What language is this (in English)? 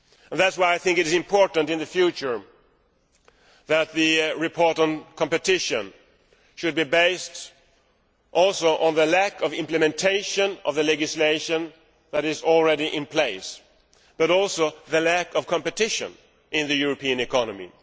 English